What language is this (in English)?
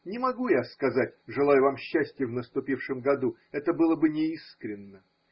Russian